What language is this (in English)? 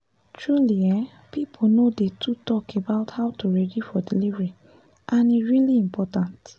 Nigerian Pidgin